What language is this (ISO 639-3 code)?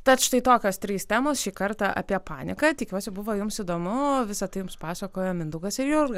lit